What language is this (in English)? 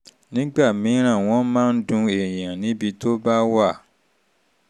Yoruba